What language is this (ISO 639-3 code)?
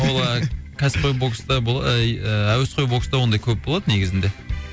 kaz